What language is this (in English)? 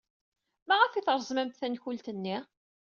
Kabyle